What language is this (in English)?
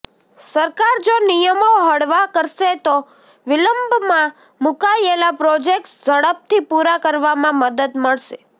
Gujarati